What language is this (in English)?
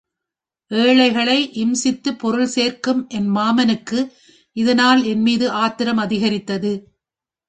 Tamil